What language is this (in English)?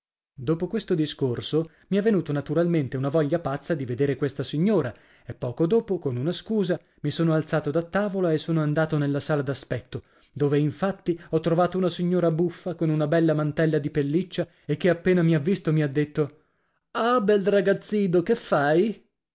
Italian